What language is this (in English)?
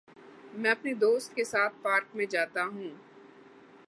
Urdu